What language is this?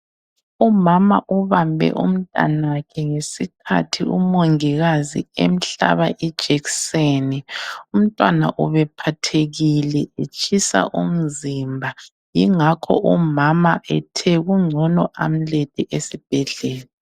North Ndebele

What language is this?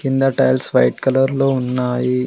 Telugu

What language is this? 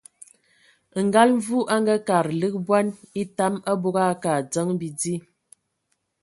Ewondo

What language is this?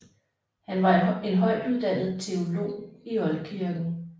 Danish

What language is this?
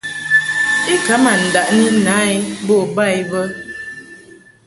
Mungaka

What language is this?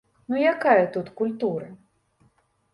Belarusian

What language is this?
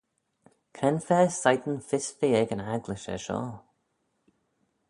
Manx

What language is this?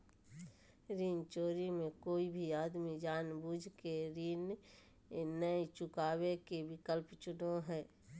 Magahi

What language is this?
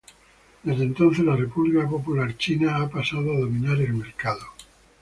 Spanish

